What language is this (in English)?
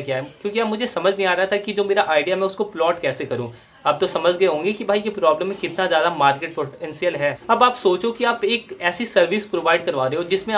Hindi